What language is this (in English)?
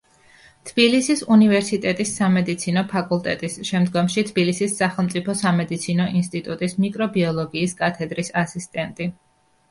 Georgian